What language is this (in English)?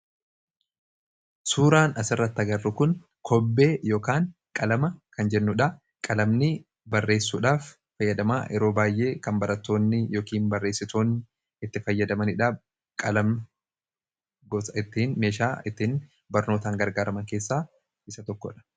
Oromo